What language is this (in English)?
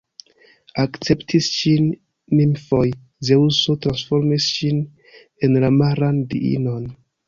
Esperanto